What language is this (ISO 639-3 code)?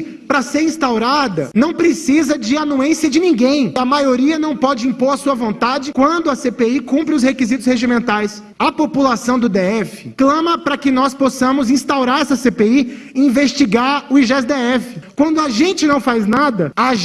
por